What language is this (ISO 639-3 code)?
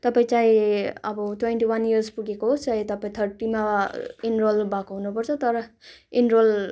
nep